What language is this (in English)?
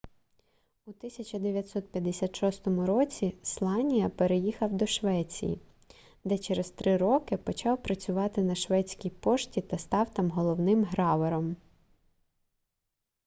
Ukrainian